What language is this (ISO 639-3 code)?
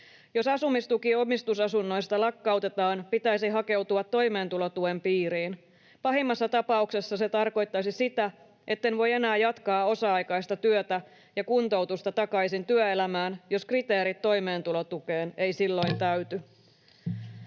fin